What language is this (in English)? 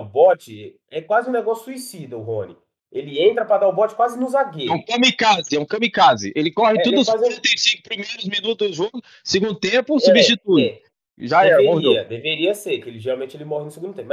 Portuguese